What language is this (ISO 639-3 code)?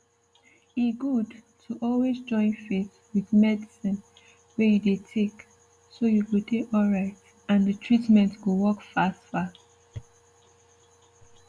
pcm